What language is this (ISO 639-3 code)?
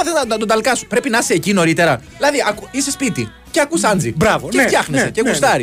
ell